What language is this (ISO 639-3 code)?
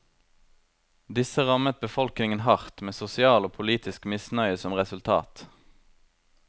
nor